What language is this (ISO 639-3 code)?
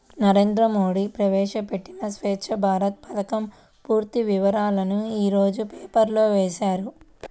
tel